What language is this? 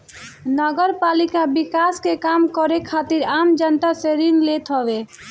Bhojpuri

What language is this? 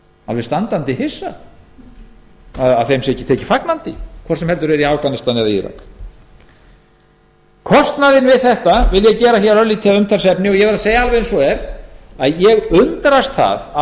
Icelandic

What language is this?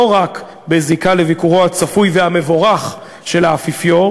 Hebrew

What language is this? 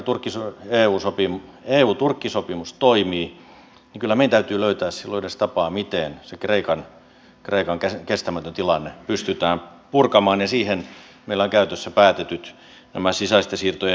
Finnish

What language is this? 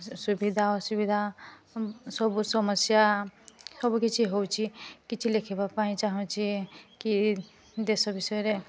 Odia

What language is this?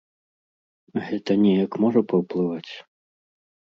Belarusian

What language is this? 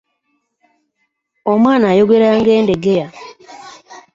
Ganda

